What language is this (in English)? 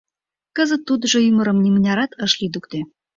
Mari